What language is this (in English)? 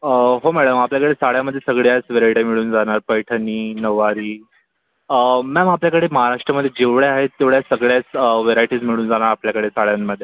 Marathi